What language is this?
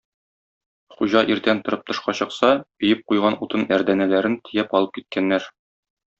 Tatar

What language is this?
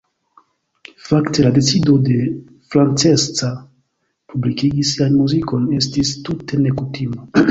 Esperanto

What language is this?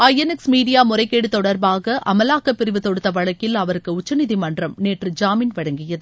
Tamil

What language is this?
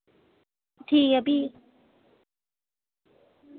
Dogri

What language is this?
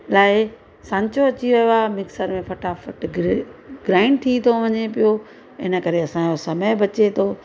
Sindhi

